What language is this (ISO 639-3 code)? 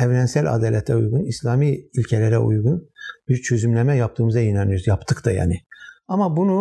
tur